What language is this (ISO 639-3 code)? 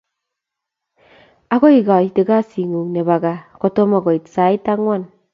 kln